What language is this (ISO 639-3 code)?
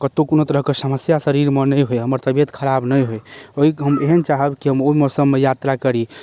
mai